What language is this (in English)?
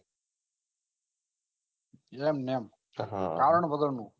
Gujarati